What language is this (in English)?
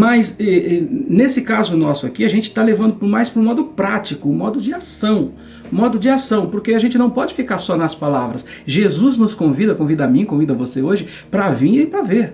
Portuguese